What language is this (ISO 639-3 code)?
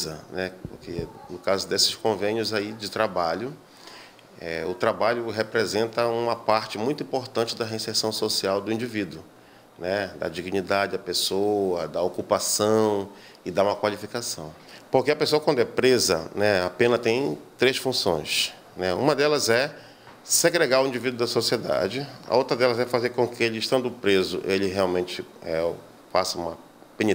por